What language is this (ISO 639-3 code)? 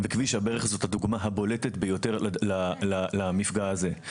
heb